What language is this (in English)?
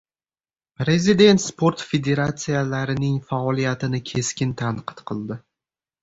Uzbek